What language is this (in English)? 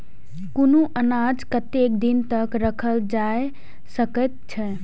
Maithili